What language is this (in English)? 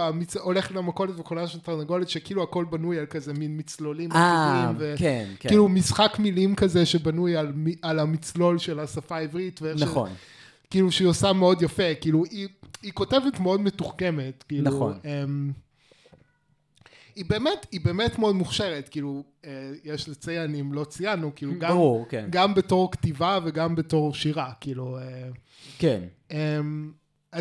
Hebrew